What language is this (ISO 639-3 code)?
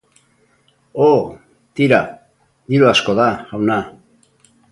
eus